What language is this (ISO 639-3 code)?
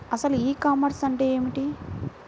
tel